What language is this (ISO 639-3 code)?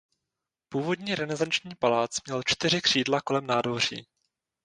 ces